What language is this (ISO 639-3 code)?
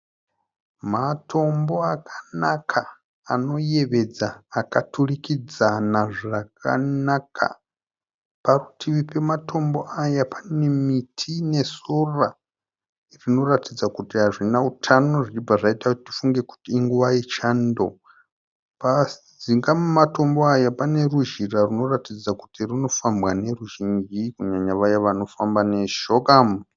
sna